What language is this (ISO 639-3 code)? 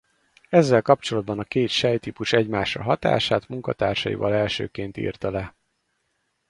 hun